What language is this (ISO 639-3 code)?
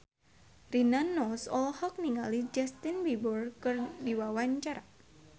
sun